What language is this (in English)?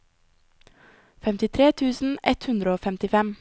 Norwegian